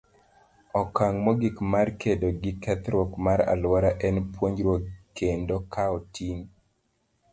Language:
Luo (Kenya and Tanzania)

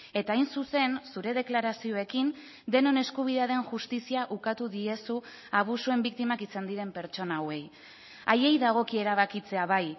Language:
Basque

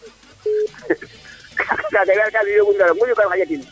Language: Serer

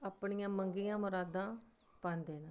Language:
Dogri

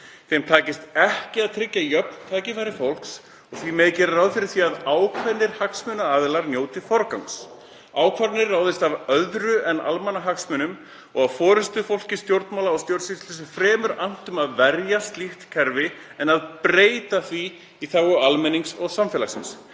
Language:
Icelandic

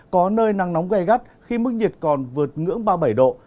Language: Vietnamese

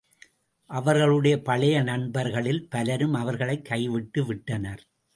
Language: Tamil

